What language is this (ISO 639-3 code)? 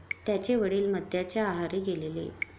mar